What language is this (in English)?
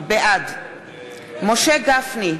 Hebrew